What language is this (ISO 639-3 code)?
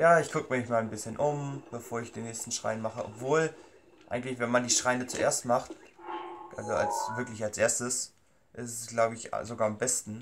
deu